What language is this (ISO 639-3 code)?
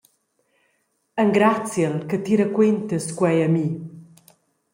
roh